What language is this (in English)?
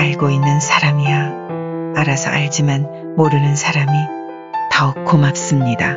Korean